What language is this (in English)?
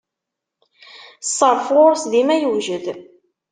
Kabyle